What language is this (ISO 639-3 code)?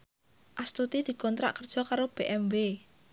jav